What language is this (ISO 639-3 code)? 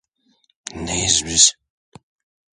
tur